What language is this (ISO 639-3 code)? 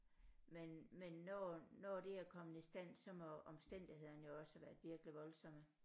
dan